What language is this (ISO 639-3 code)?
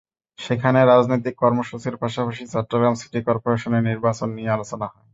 ben